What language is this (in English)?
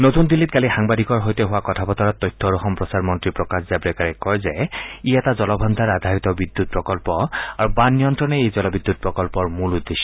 Assamese